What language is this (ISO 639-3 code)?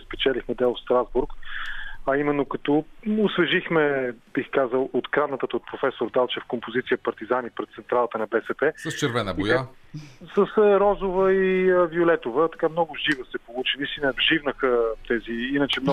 bul